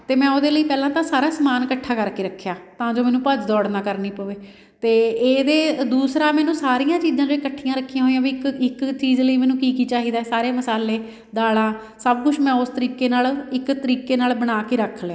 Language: Punjabi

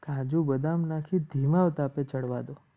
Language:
Gujarati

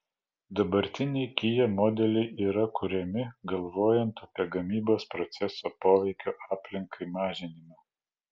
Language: Lithuanian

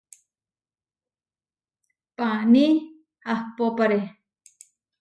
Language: Huarijio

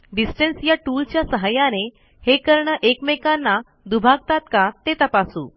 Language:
Marathi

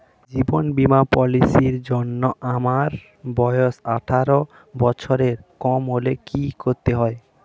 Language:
Bangla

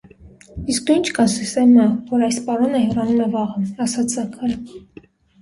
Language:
Armenian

